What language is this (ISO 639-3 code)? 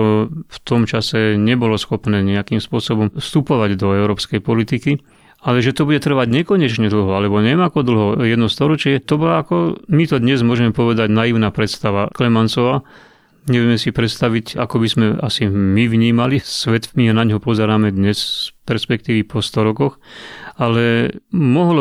slk